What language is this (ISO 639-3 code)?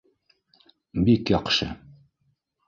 bak